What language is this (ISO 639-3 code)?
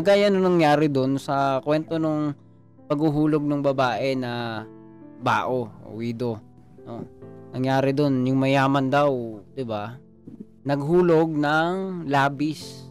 fil